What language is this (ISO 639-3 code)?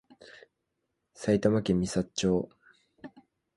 jpn